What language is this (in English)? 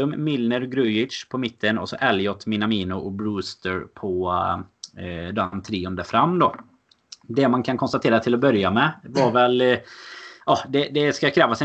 Swedish